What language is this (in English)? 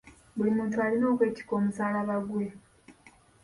Ganda